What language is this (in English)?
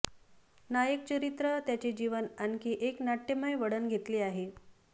Marathi